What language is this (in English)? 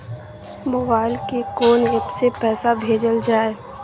Maithili